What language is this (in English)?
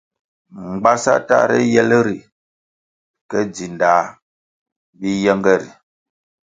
Kwasio